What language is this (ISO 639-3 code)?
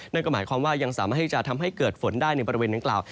tha